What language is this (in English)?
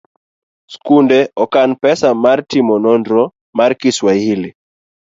Luo (Kenya and Tanzania)